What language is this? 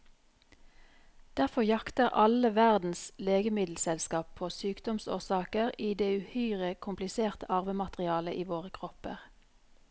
Norwegian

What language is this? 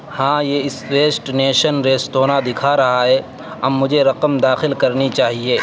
Urdu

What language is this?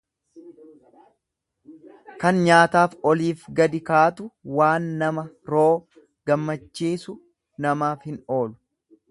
Oromo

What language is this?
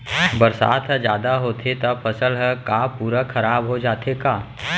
Chhattisgarhi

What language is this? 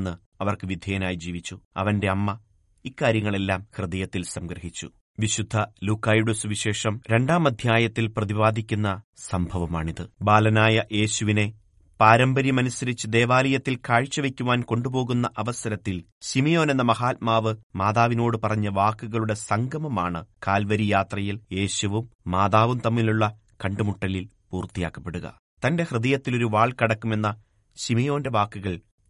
Malayalam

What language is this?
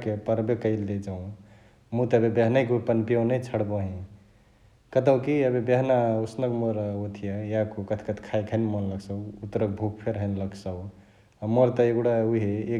Chitwania Tharu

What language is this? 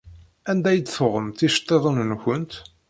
Kabyle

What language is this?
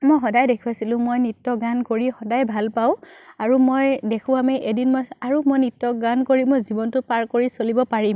Assamese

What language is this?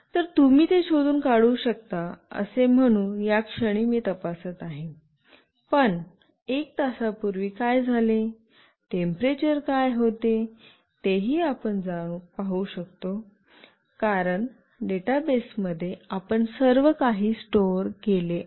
Marathi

